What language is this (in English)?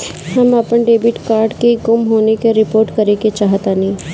Bhojpuri